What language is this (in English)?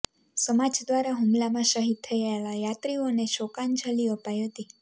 Gujarati